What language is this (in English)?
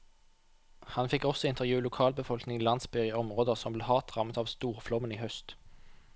Norwegian